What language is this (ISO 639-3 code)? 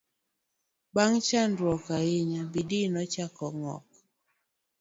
luo